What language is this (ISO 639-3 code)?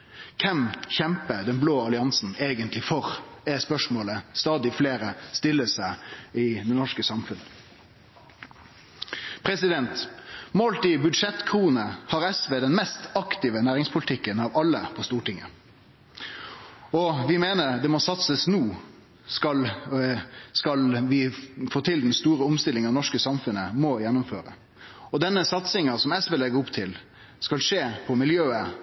nno